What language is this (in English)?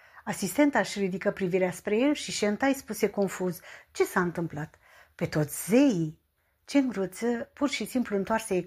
Romanian